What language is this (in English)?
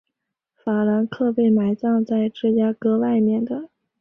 Chinese